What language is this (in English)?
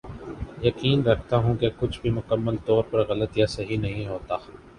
Urdu